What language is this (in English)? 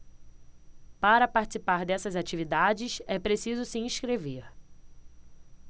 Portuguese